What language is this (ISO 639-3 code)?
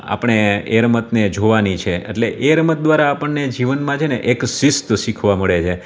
guj